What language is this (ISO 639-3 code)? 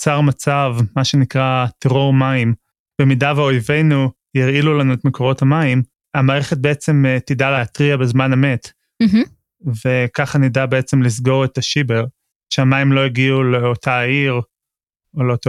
heb